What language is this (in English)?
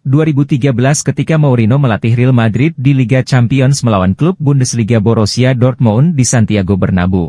Indonesian